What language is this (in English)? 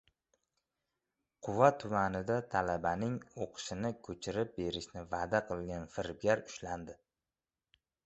Uzbek